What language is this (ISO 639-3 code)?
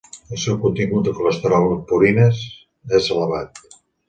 cat